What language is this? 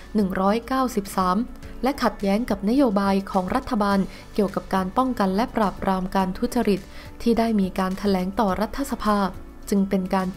Thai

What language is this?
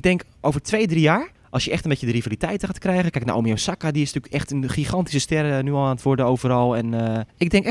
Dutch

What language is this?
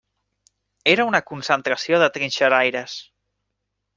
Catalan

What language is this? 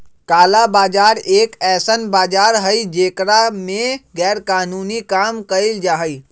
Magahi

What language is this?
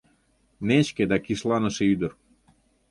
Mari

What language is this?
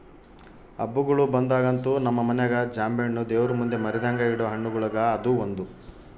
Kannada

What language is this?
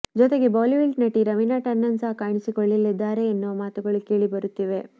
Kannada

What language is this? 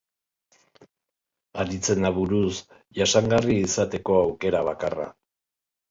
Basque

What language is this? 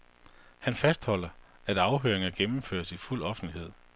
Danish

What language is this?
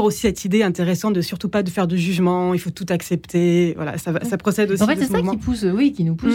French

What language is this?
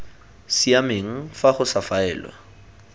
Tswana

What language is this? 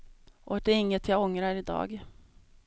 Swedish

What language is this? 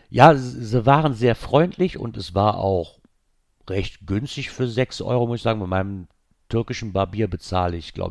German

